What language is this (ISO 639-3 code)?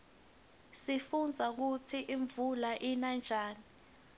ssw